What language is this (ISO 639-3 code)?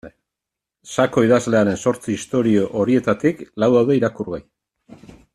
eus